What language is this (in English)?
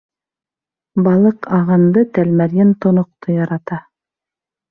Bashkir